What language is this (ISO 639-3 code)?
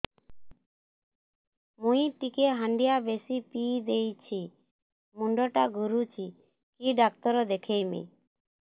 ori